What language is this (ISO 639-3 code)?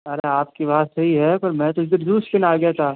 hin